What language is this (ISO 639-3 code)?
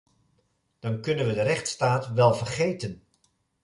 nld